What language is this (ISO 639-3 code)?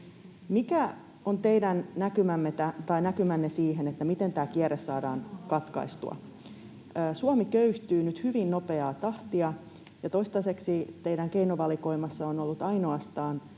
fin